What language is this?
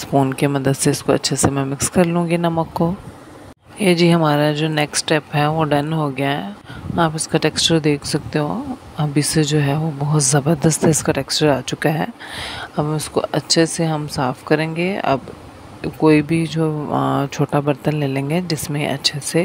Hindi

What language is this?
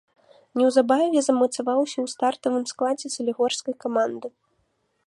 Belarusian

